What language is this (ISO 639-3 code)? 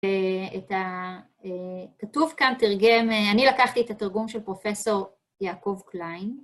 heb